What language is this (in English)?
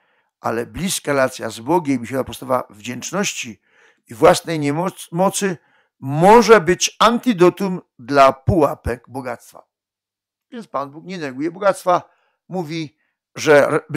Polish